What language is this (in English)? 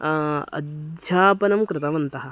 Sanskrit